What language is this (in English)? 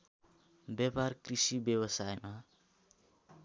Nepali